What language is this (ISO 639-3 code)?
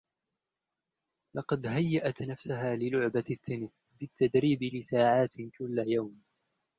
ara